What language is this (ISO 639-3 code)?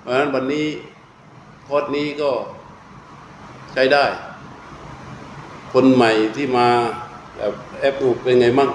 tha